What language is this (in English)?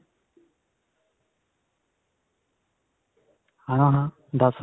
Punjabi